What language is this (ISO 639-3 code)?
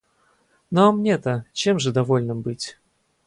rus